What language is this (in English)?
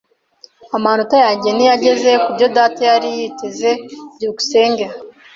Kinyarwanda